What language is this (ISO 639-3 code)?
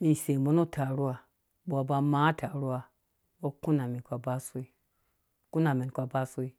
ldb